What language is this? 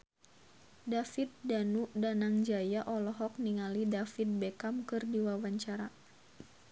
Sundanese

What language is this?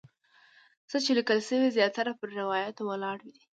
Pashto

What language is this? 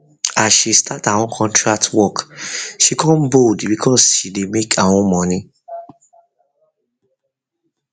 Nigerian Pidgin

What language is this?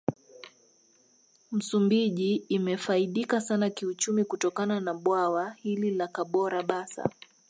Swahili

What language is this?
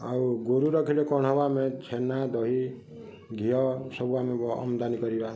Odia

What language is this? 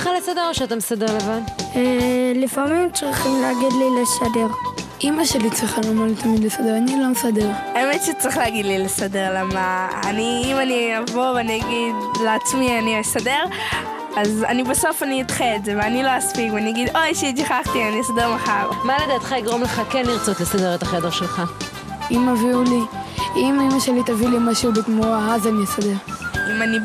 Hebrew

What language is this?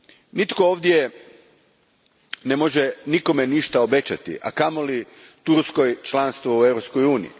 Croatian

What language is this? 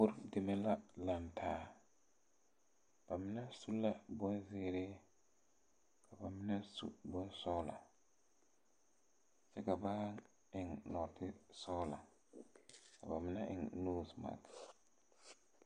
Southern Dagaare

